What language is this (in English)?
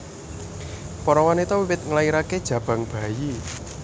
Javanese